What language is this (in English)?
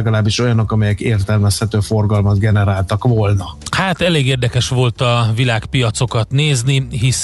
Hungarian